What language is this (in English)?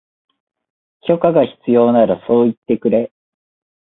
Japanese